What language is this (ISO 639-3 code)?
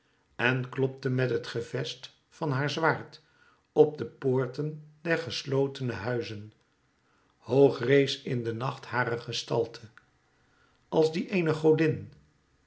nld